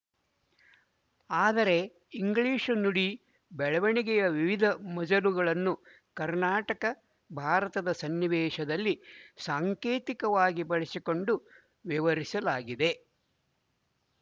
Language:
Kannada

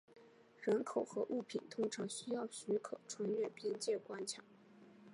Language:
Chinese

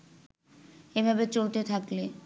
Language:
Bangla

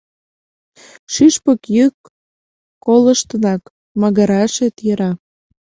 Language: Mari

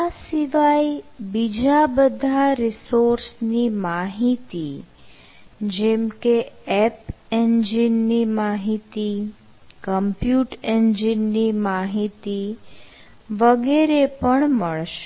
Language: Gujarati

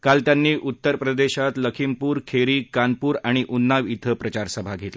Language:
Marathi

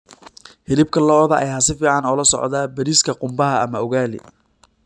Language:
Somali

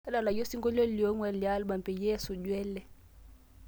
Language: Masai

